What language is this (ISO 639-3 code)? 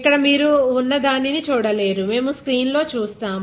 tel